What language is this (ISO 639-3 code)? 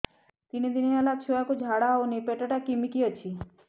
ori